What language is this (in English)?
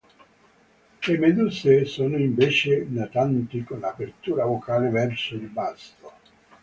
Italian